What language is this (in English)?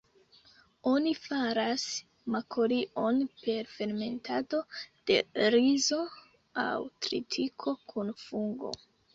Esperanto